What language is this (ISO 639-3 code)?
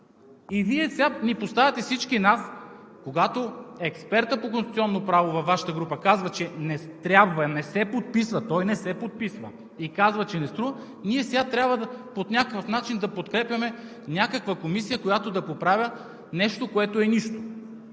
bul